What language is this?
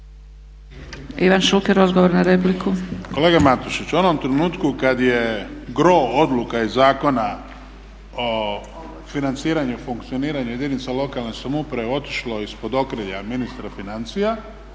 Croatian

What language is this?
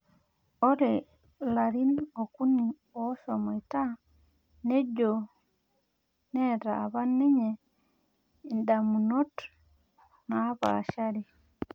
Masai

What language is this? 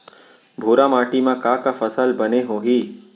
Chhattisgarhi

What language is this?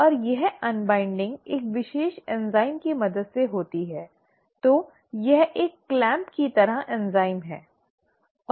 Hindi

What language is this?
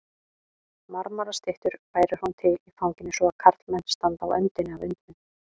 Icelandic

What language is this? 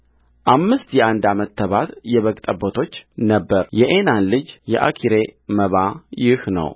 Amharic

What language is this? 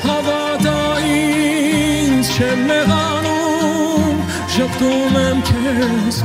Romanian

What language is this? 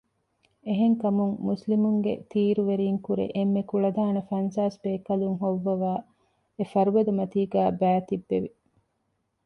Divehi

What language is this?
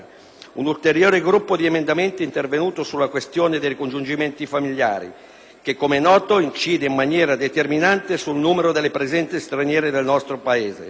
Italian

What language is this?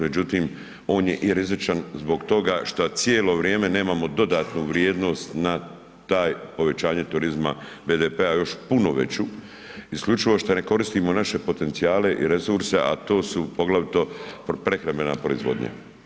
Croatian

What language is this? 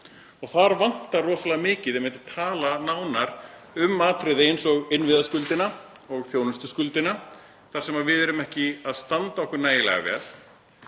Icelandic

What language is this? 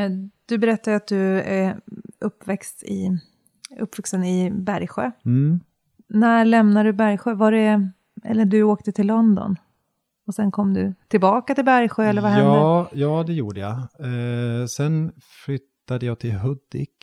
Swedish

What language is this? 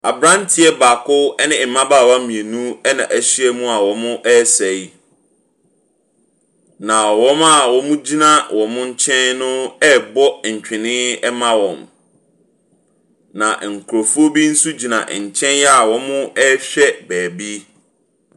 Akan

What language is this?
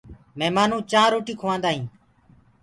Gurgula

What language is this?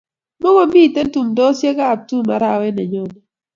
Kalenjin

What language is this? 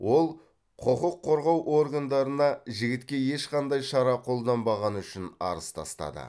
Kazakh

